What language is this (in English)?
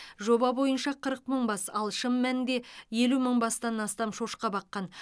Kazakh